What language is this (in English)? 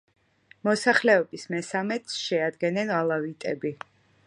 Georgian